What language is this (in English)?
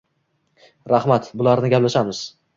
Uzbek